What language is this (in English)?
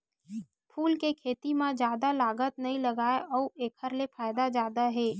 Chhattisgarhi